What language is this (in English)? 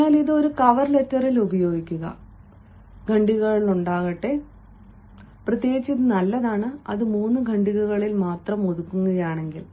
Malayalam